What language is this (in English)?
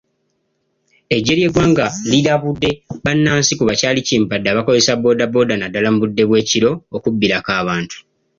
Ganda